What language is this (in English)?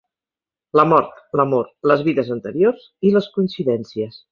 Catalan